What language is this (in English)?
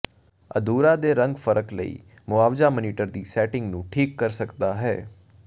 Punjabi